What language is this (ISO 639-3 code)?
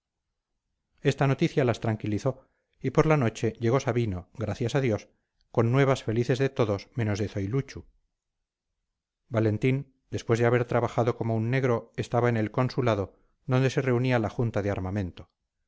spa